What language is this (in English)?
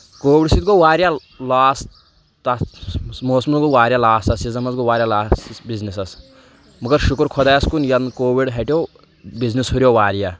Kashmiri